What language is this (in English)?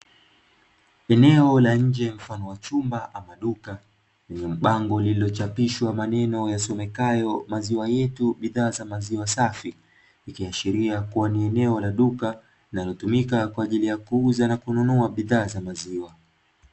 Swahili